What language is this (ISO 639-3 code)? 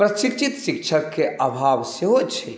mai